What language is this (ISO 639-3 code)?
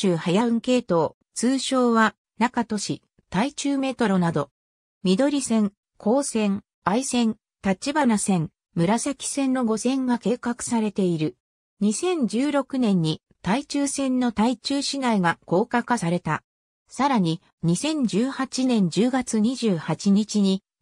jpn